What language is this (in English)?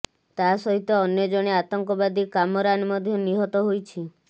Odia